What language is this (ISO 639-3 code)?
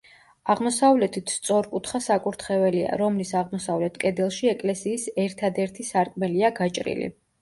kat